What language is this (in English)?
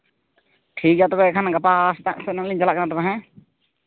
Santali